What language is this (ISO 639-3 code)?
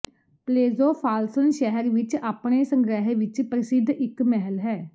pan